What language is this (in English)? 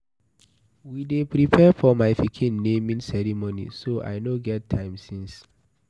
Nigerian Pidgin